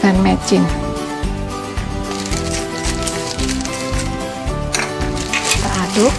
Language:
Indonesian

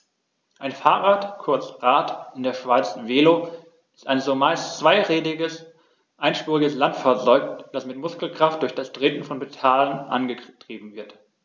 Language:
German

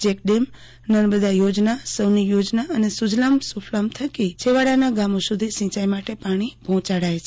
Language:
Gujarati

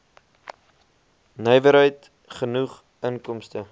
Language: Afrikaans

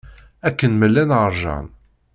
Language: Kabyle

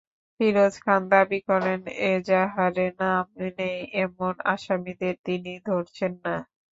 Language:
Bangla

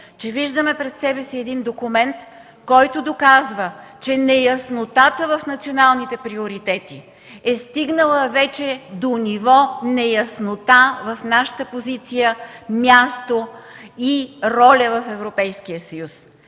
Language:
Bulgarian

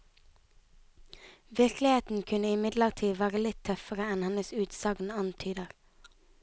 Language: Norwegian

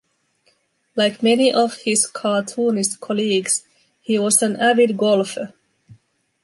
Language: English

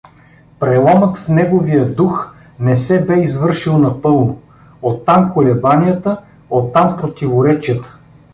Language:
Bulgarian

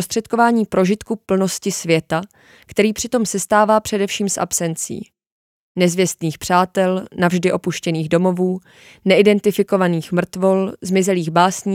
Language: Czech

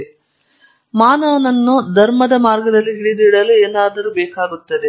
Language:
Kannada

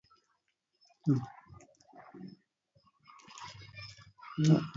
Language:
Arabic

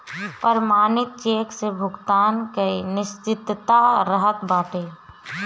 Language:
Bhojpuri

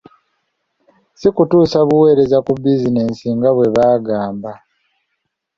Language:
Ganda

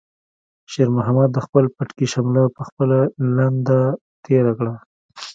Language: Pashto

